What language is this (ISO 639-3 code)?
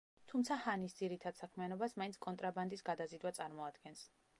kat